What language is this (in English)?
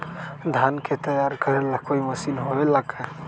Magahi